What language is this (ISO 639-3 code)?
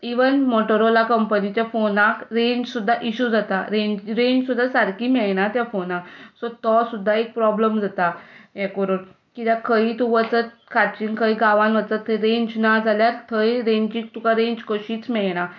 kok